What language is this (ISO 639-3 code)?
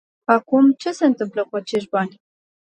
ron